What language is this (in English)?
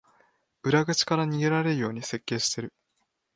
Japanese